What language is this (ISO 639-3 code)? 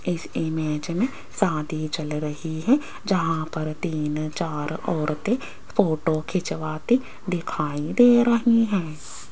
hin